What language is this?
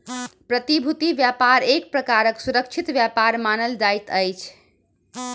Maithili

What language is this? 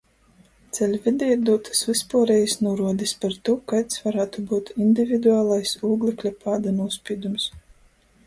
Latgalian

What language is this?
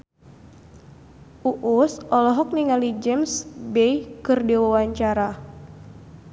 Sundanese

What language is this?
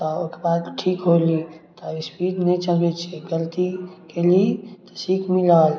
Maithili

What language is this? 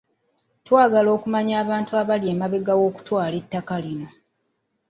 Ganda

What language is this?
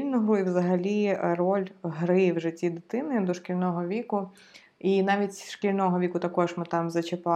Ukrainian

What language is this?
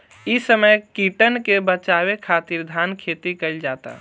Bhojpuri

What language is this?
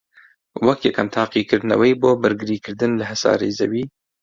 Central Kurdish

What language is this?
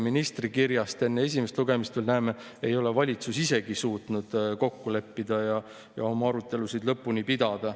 Estonian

